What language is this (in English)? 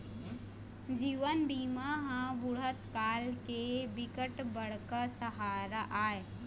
Chhattisgarhi